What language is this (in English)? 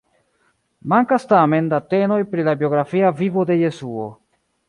Esperanto